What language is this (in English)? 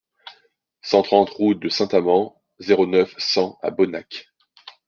French